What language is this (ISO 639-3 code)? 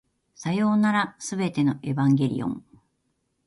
jpn